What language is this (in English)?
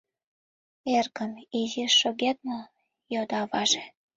Mari